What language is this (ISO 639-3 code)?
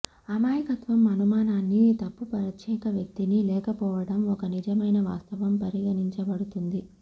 tel